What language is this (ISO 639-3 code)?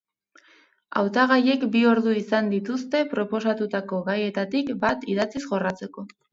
eus